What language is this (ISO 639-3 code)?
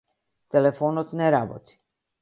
mkd